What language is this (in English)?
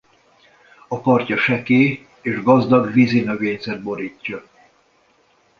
Hungarian